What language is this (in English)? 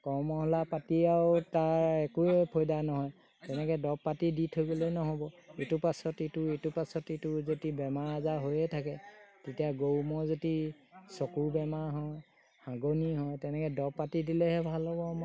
Assamese